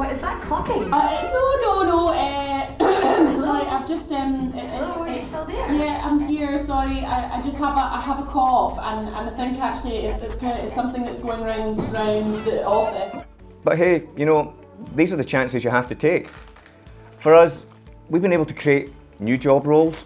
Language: English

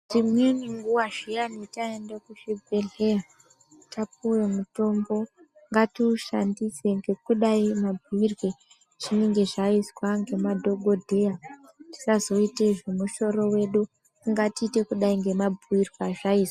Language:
Ndau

